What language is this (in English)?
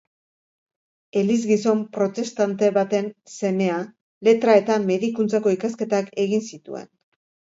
Basque